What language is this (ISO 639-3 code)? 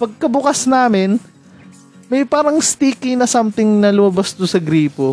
fil